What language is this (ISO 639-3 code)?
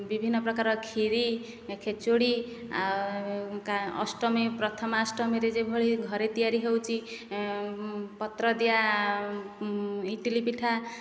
ori